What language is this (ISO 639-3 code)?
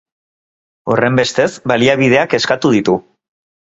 eus